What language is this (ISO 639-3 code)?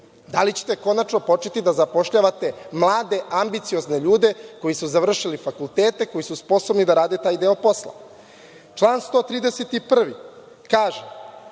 srp